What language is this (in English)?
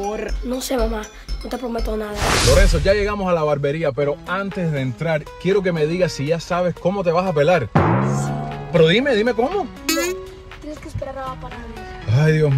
Spanish